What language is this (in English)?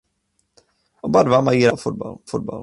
Czech